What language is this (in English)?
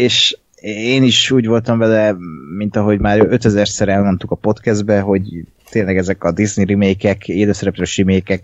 Hungarian